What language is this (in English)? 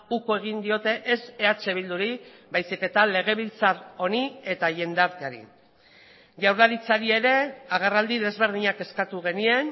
Basque